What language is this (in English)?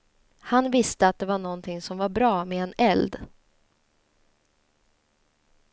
Swedish